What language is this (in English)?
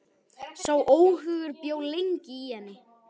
Icelandic